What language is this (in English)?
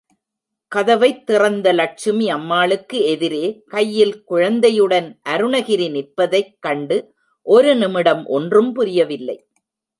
Tamil